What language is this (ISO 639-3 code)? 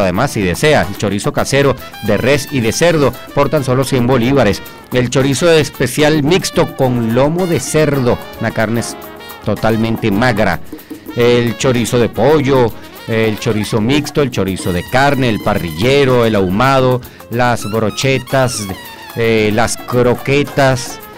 spa